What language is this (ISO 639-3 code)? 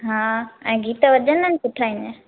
snd